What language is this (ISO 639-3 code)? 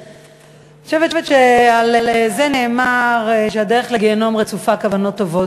heb